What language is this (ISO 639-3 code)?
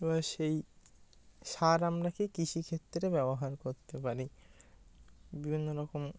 ben